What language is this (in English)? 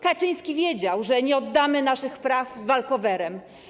Polish